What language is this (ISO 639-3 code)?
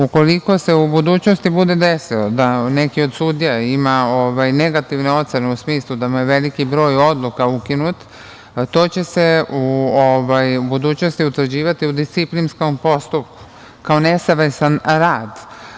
srp